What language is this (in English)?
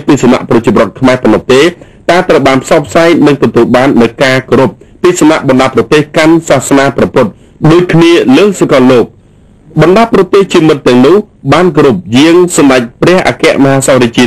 Thai